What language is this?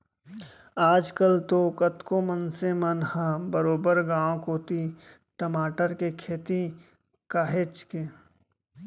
Chhattisgarhi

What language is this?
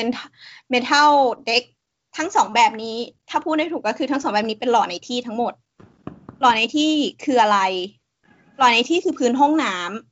Thai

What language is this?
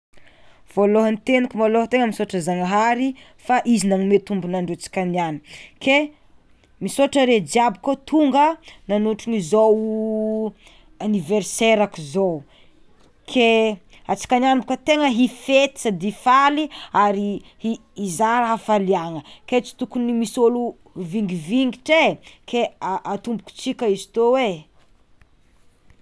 Tsimihety Malagasy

